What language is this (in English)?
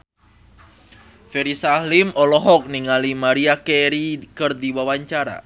Sundanese